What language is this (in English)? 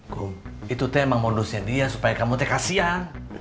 Indonesian